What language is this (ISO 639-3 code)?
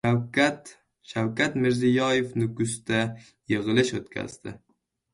uzb